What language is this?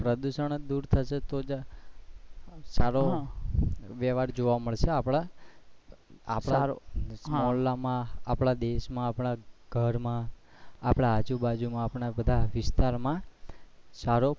Gujarati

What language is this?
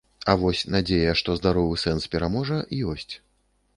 Belarusian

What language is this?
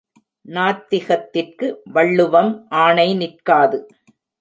Tamil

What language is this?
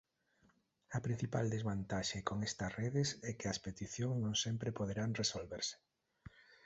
Galician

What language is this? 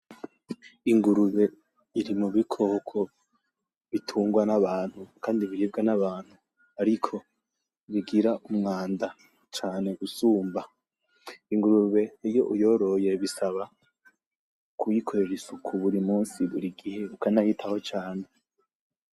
Rundi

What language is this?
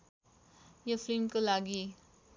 Nepali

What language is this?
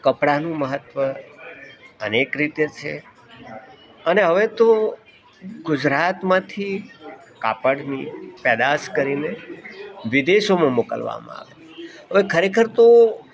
Gujarati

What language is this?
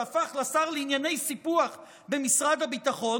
Hebrew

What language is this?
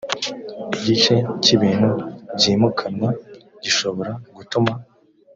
Kinyarwanda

